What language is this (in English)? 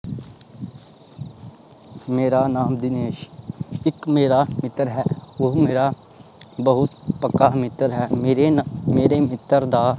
Punjabi